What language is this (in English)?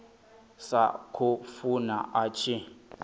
Venda